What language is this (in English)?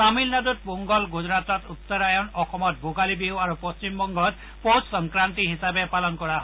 Assamese